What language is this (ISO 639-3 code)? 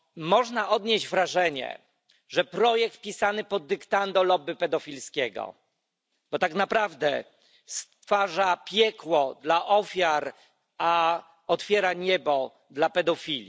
pol